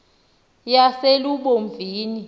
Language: Xhosa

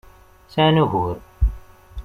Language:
Kabyle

